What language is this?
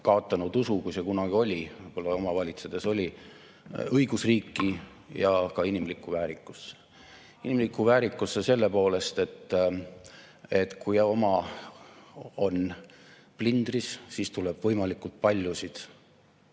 Estonian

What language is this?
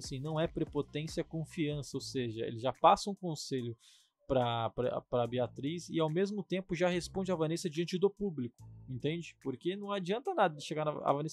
Portuguese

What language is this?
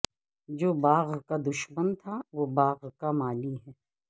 Urdu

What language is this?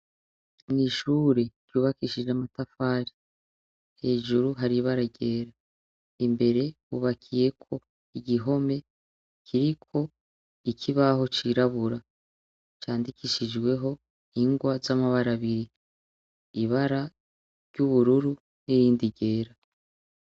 Rundi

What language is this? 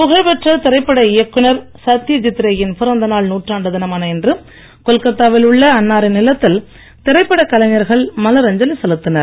Tamil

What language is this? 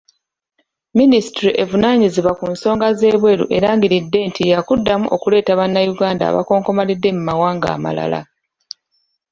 Ganda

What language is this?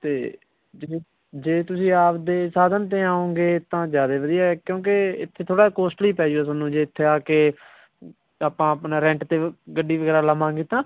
Punjabi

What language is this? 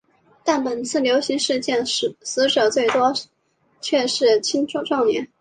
Chinese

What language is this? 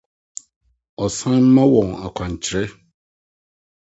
Akan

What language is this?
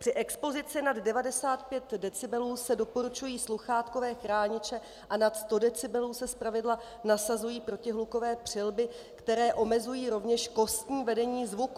Czech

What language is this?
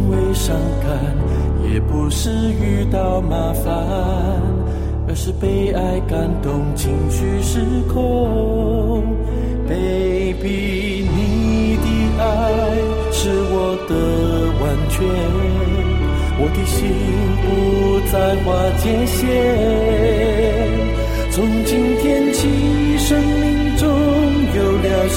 Chinese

